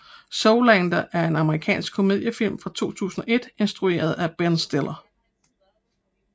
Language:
Danish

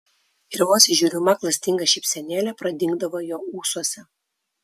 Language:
Lithuanian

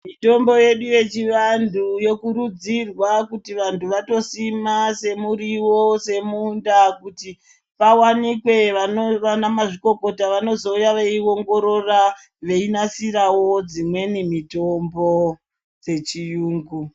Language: Ndau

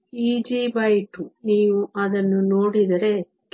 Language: Kannada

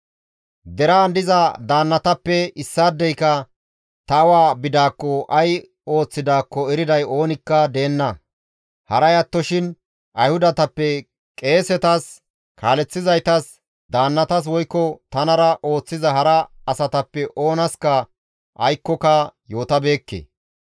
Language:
Gamo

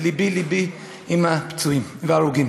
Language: Hebrew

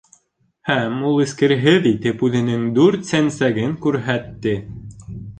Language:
Bashkir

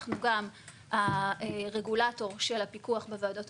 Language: Hebrew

